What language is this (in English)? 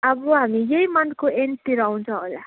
Nepali